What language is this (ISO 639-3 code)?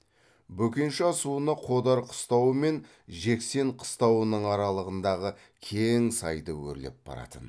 kaz